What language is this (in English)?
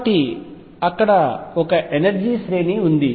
Telugu